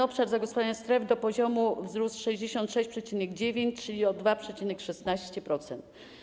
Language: Polish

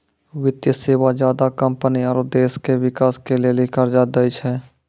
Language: Maithili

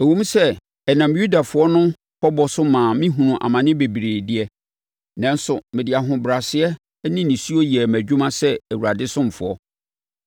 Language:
Akan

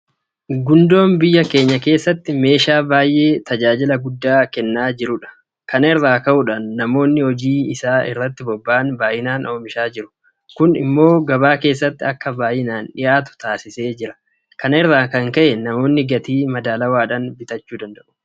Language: Oromo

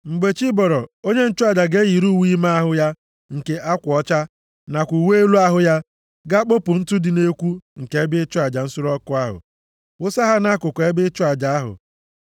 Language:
Igbo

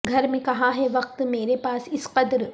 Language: Urdu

